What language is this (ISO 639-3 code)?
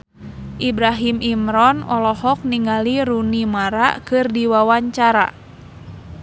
sun